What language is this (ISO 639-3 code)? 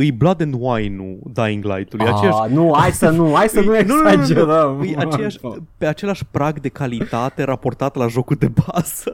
ron